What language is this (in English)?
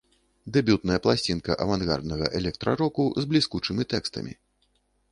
Belarusian